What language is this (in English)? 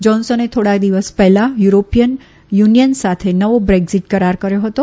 Gujarati